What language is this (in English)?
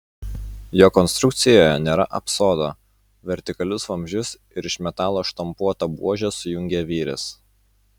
Lithuanian